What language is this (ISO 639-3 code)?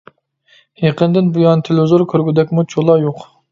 uig